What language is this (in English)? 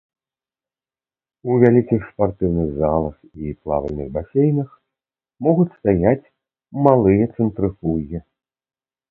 Belarusian